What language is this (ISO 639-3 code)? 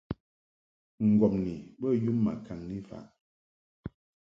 mhk